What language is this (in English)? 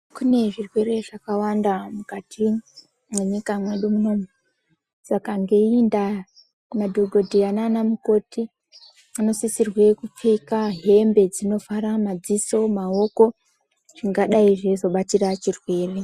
Ndau